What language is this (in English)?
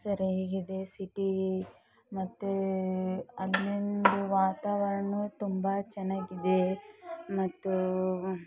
Kannada